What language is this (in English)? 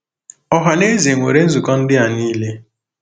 Igbo